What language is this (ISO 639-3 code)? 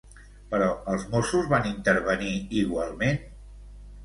cat